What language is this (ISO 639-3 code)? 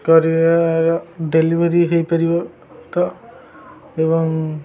ori